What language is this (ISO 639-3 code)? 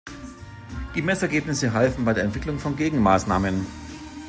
deu